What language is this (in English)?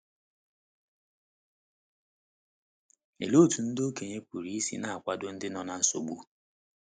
Igbo